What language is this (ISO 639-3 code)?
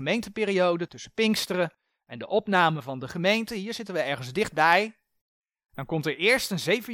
nld